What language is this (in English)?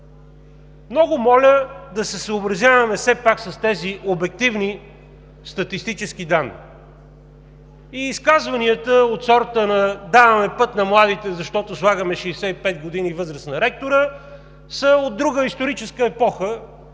Bulgarian